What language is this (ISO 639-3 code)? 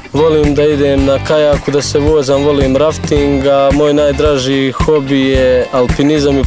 lav